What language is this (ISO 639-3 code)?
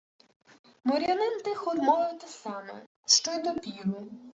ukr